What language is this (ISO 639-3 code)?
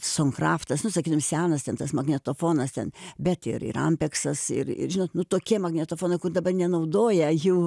lit